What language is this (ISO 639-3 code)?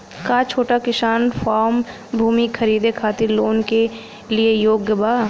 bho